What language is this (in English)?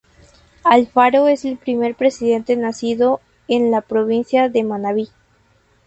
Spanish